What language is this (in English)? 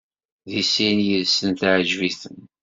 Kabyle